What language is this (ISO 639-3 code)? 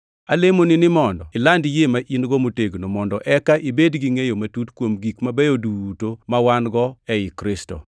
luo